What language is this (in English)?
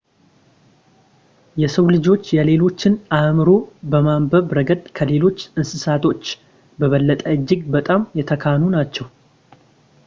Amharic